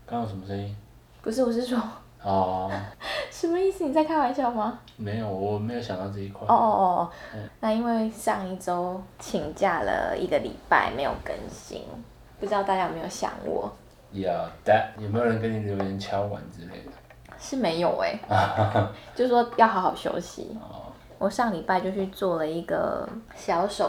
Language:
Chinese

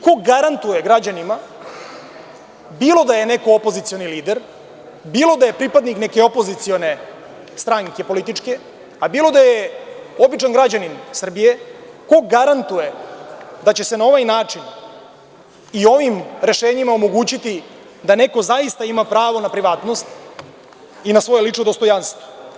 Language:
Serbian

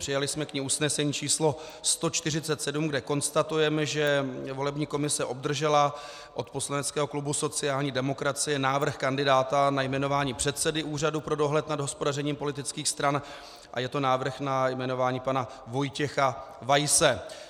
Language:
Czech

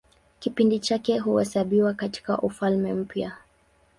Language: Swahili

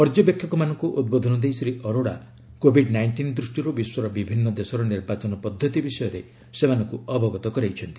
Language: Odia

